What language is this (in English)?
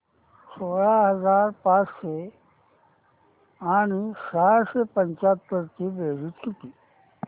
Marathi